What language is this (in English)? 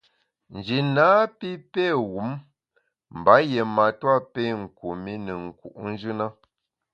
Bamun